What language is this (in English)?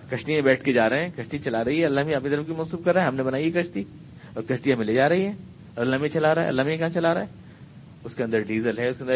Urdu